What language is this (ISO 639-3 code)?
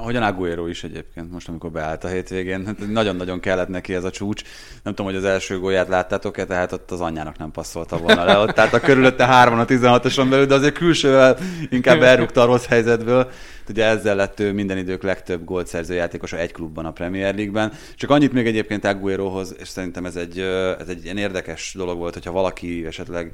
hun